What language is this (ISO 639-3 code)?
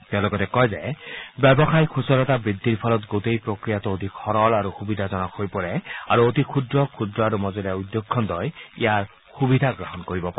asm